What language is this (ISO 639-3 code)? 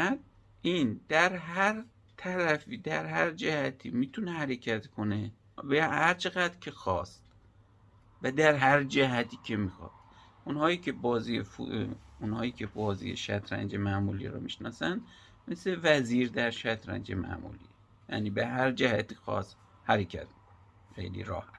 fas